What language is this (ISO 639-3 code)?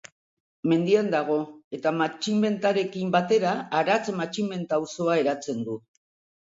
eus